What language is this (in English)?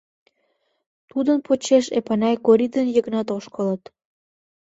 Mari